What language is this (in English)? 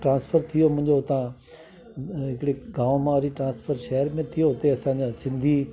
Sindhi